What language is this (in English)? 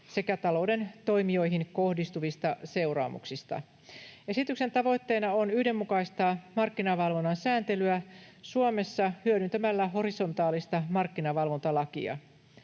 Finnish